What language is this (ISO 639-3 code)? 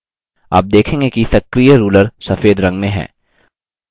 hin